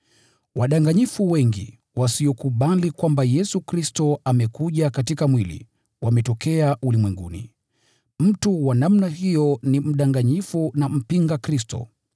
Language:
Swahili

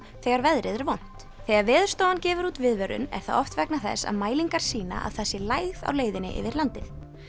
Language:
Icelandic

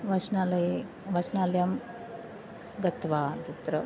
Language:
Sanskrit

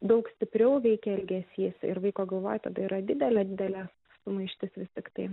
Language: Lithuanian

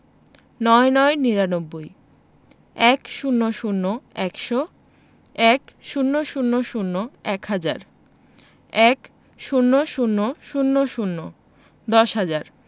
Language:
Bangla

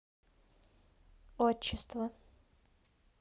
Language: Russian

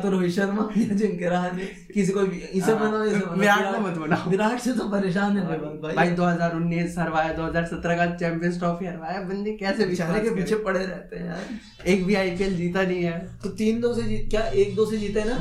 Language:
Hindi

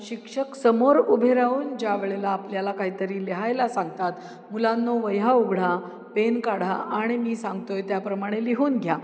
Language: Marathi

